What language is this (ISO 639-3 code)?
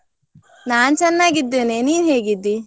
kan